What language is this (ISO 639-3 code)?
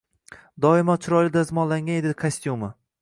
uzb